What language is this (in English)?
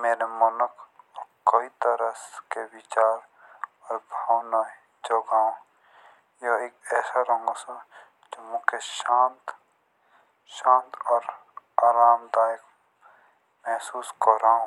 Jaunsari